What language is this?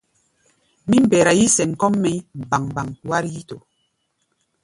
Gbaya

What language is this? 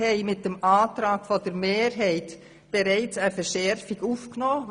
Swiss German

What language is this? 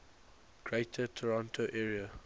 English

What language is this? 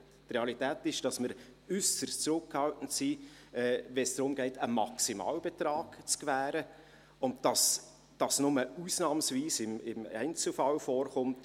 Swiss German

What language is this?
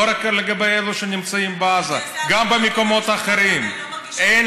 Hebrew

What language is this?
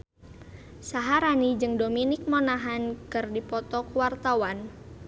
Sundanese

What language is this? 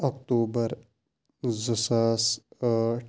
Kashmiri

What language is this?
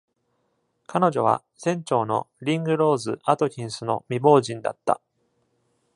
Japanese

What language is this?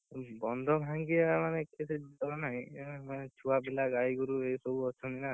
Odia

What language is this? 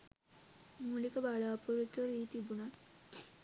Sinhala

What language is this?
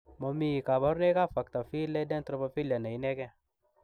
Kalenjin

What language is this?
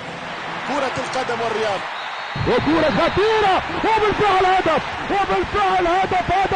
Arabic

